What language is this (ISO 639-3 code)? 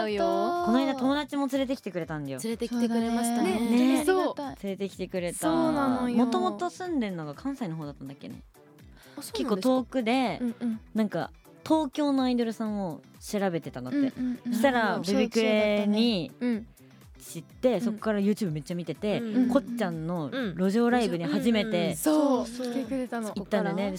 jpn